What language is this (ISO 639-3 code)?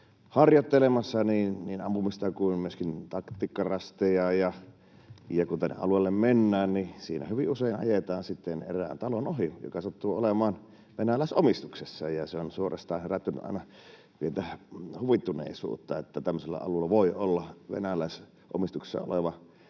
fin